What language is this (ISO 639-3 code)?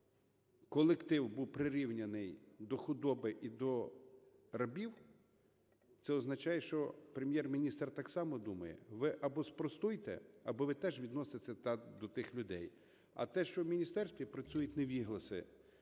ukr